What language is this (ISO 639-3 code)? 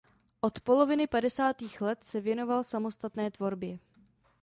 ces